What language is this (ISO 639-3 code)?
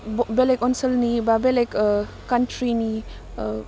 brx